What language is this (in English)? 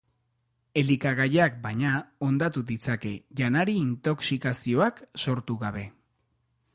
Basque